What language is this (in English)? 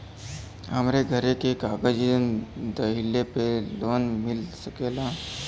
Bhojpuri